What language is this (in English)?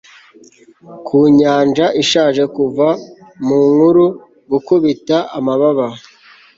Kinyarwanda